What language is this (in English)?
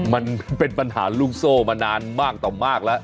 Thai